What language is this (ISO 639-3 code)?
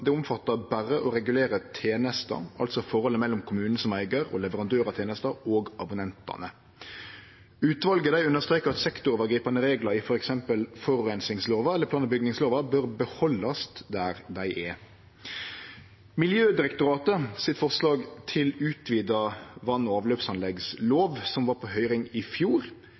nno